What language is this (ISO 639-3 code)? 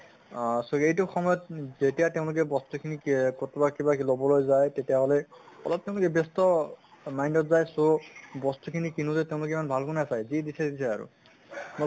asm